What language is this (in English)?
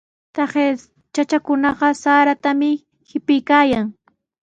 Sihuas Ancash Quechua